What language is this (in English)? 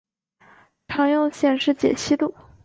Chinese